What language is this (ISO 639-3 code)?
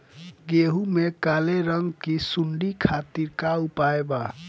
bho